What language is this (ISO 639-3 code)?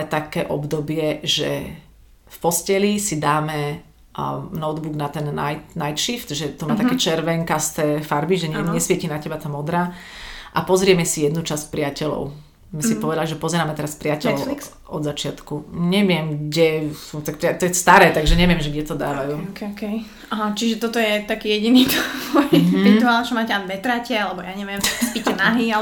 slk